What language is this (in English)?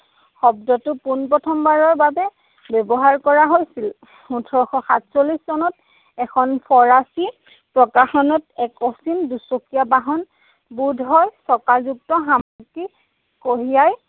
Assamese